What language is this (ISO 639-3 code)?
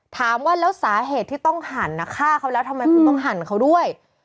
tha